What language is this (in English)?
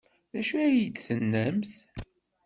Kabyle